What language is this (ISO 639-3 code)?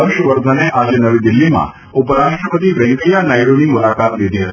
guj